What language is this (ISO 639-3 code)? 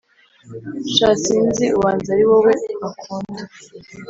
kin